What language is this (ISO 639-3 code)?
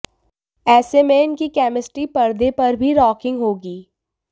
hin